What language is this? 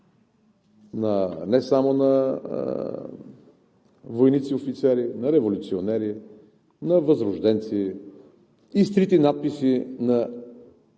Bulgarian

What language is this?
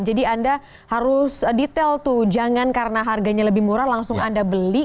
Indonesian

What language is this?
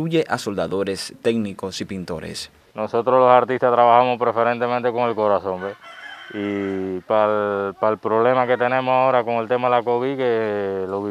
Spanish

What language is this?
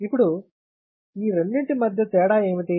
Telugu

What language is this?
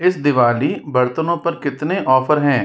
Hindi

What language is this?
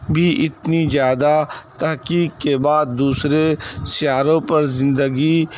Urdu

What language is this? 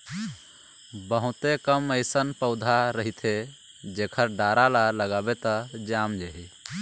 Chhattisgarhi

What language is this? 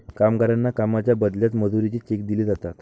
Marathi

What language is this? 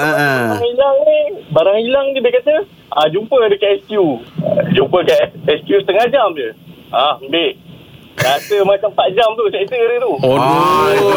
Malay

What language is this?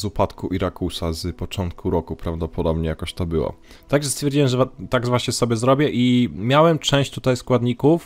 Polish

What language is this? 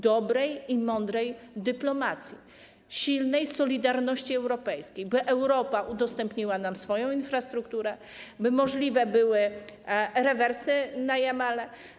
Polish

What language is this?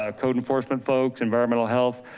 English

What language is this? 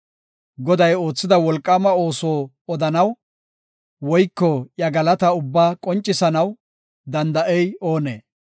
Gofa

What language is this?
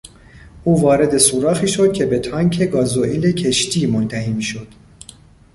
Persian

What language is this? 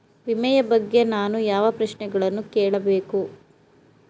Kannada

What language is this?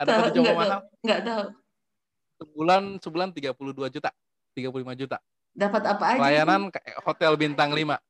Indonesian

